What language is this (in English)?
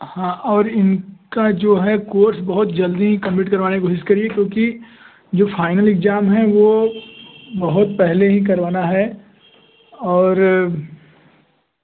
Hindi